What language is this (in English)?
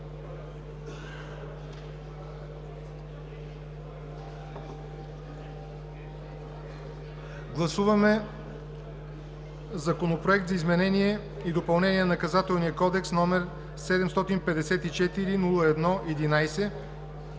Bulgarian